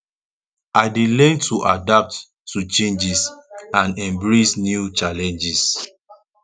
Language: Nigerian Pidgin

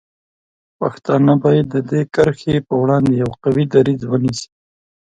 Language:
Pashto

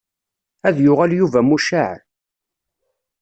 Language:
Kabyle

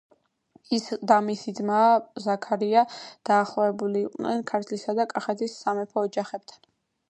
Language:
Georgian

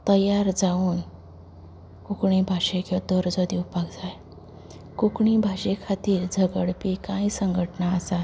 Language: Konkani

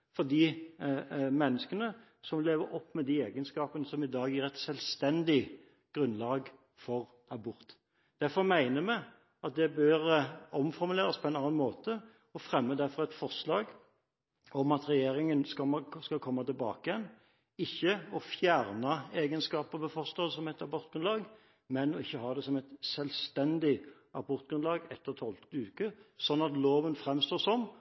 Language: Norwegian Bokmål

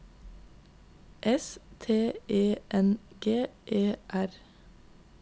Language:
Norwegian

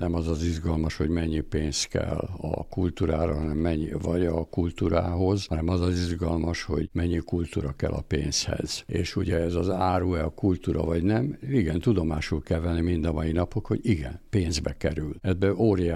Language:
Hungarian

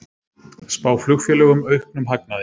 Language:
Icelandic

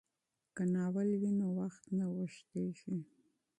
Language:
Pashto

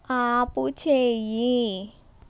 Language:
Telugu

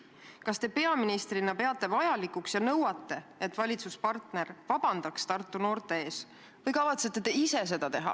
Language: Estonian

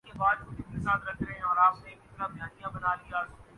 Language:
Urdu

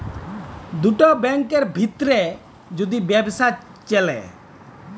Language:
Bangla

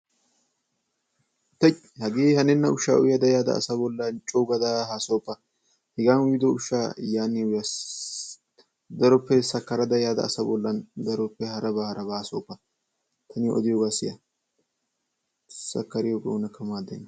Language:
Wolaytta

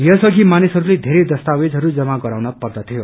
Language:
Nepali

